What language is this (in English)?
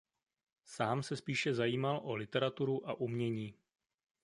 Czech